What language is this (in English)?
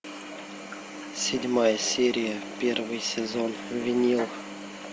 Russian